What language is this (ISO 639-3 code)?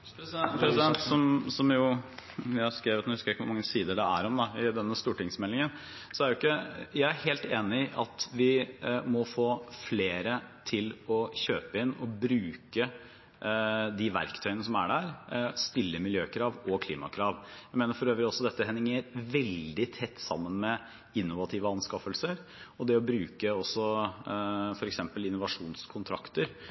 nor